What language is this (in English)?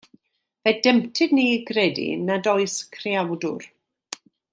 Welsh